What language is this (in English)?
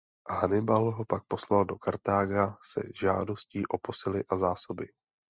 Czech